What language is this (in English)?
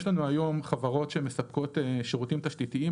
Hebrew